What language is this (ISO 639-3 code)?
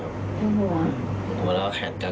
tha